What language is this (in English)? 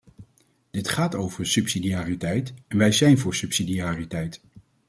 Dutch